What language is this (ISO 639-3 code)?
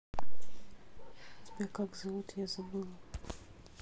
rus